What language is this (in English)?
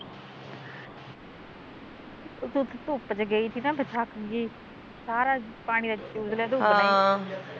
Punjabi